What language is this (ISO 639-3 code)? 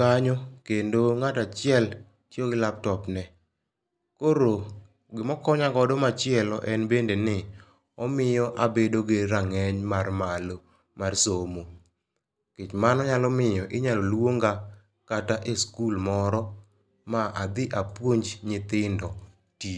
luo